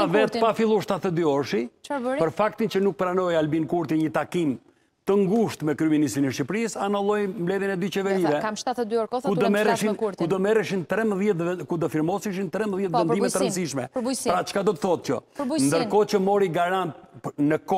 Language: Romanian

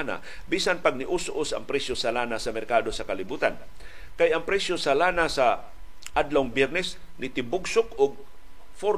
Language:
Filipino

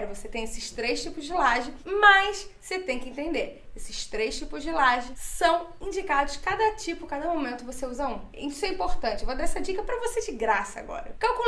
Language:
Portuguese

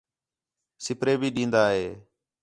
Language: Khetrani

